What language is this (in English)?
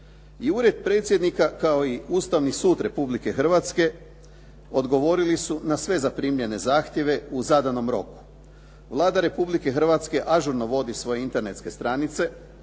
Croatian